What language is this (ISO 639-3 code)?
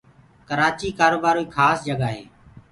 ggg